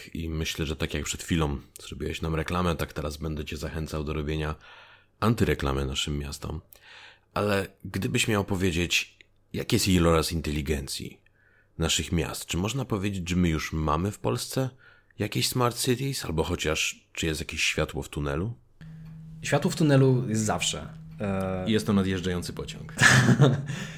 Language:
Polish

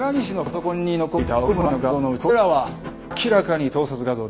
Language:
Japanese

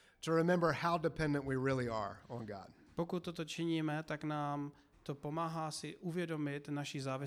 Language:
Czech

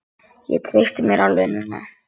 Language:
Icelandic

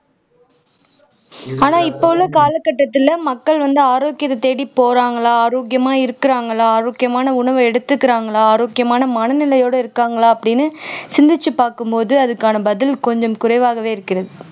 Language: Tamil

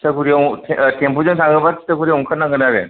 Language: Bodo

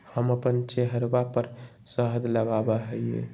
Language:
Magahi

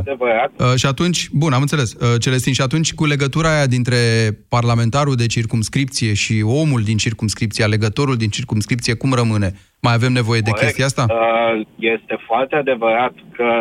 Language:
Romanian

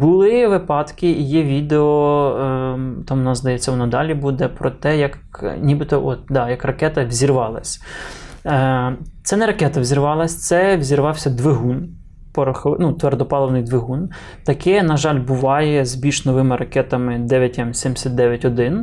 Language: Ukrainian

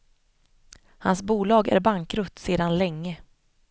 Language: Swedish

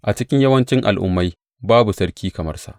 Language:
Hausa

